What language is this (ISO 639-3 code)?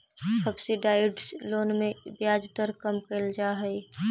mag